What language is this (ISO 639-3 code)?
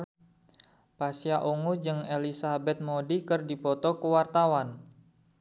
sun